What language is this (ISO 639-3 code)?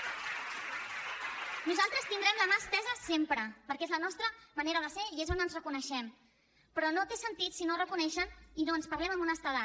cat